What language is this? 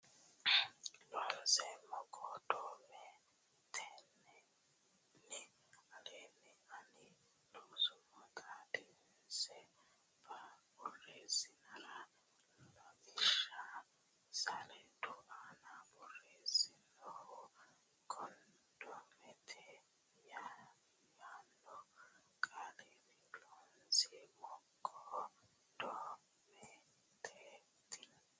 Sidamo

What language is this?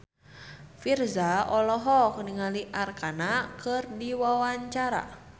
Sundanese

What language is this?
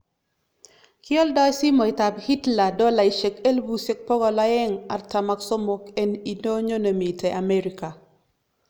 Kalenjin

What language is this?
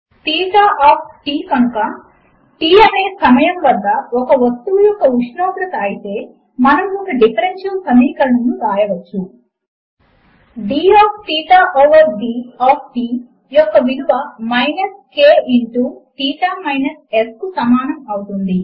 Telugu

